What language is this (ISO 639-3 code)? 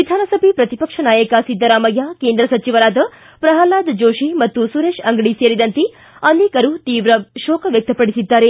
kan